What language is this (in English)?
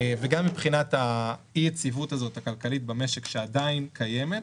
Hebrew